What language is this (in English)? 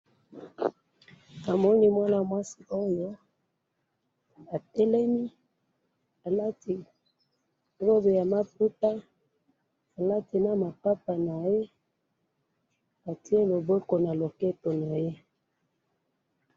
Lingala